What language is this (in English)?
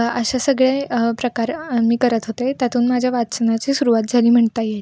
Marathi